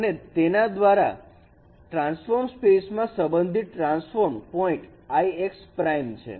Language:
Gujarati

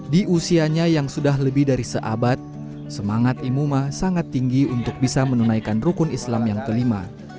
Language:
Indonesian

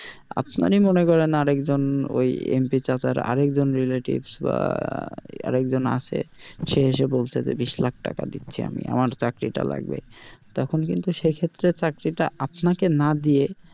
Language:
Bangla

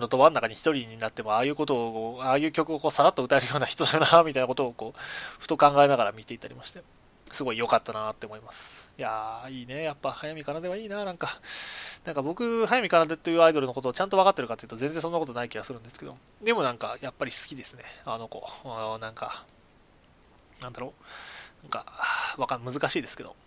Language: Japanese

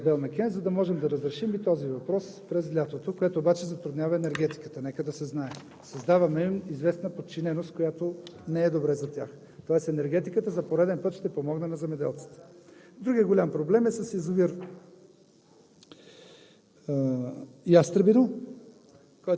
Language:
Bulgarian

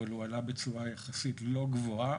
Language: Hebrew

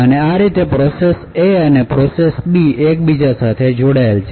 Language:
Gujarati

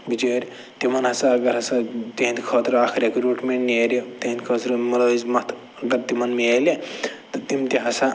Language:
Kashmiri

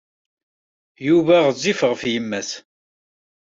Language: Kabyle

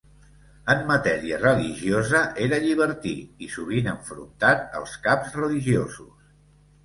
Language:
Catalan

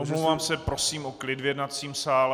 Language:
Czech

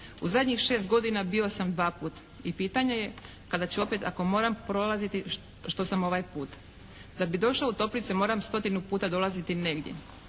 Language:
Croatian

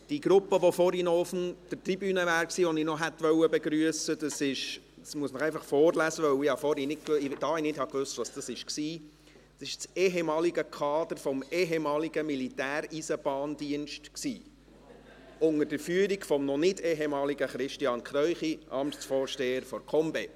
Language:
Swiss German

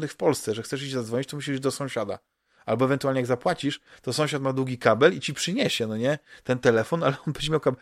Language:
Polish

